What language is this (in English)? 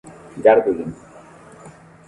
Esperanto